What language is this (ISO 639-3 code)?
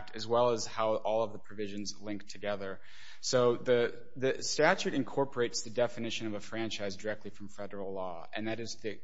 eng